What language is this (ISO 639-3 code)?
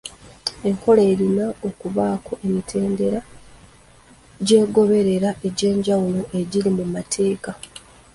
lug